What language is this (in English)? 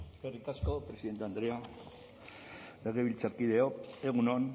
Basque